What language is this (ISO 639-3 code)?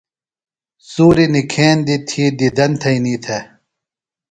phl